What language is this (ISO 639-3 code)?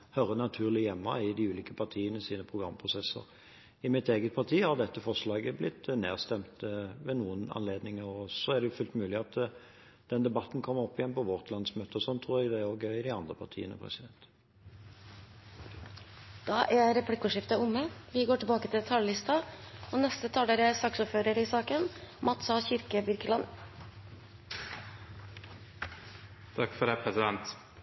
nob